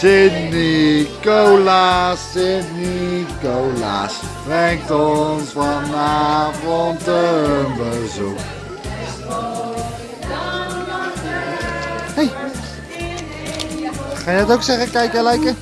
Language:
Dutch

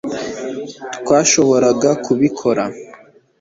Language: Kinyarwanda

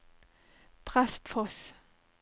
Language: Norwegian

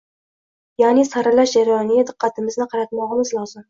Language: Uzbek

